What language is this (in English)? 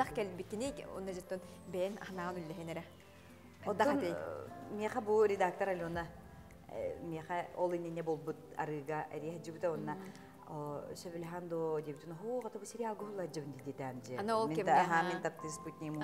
Turkish